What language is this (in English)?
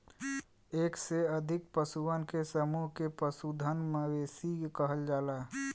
Bhojpuri